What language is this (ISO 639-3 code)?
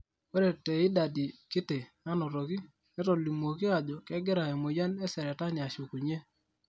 mas